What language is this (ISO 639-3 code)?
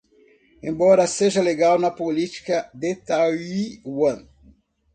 por